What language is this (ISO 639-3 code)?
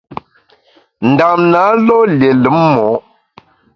bax